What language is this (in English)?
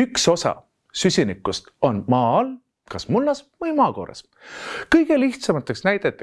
Estonian